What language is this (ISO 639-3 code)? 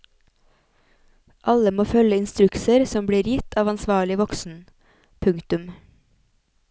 nor